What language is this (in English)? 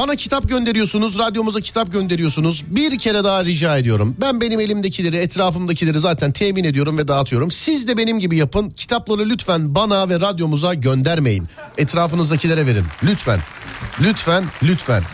Turkish